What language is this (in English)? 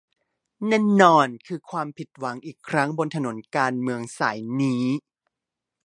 Thai